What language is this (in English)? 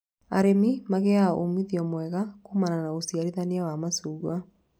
Kikuyu